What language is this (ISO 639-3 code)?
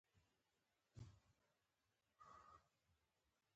pus